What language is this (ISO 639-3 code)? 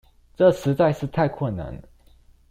zho